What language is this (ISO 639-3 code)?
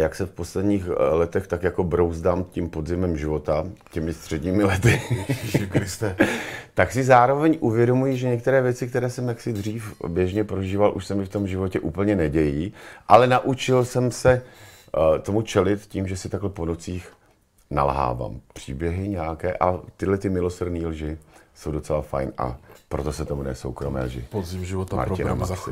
ces